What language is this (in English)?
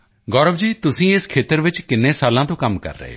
Punjabi